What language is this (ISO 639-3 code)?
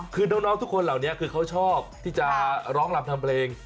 tha